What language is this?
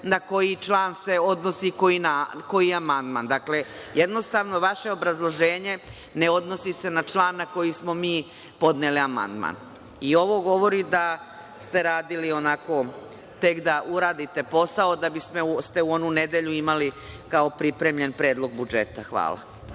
Serbian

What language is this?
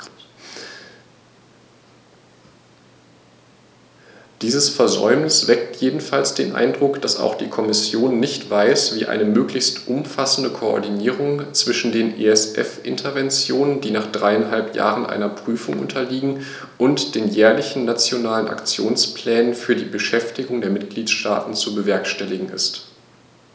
German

